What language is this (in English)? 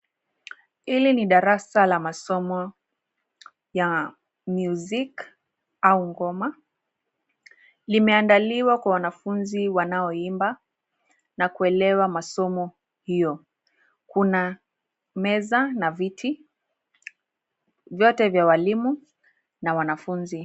Swahili